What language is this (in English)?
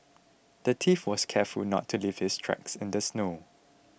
English